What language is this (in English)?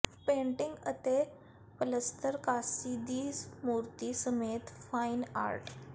Punjabi